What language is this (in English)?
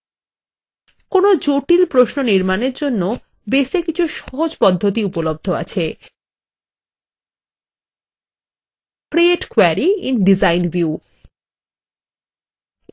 Bangla